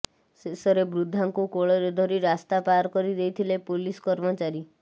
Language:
Odia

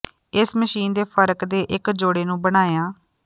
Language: Punjabi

